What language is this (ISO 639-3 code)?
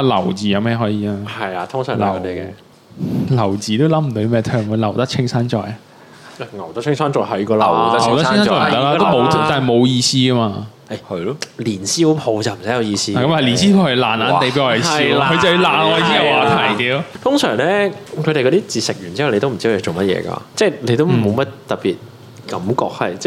zho